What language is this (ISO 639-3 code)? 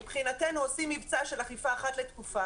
heb